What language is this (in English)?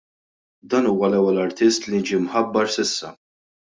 Maltese